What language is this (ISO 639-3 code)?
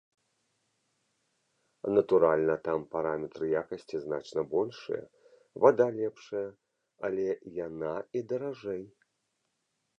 bel